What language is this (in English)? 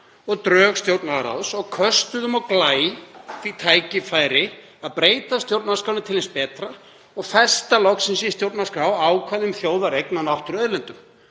Icelandic